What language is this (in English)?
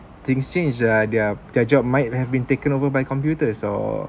English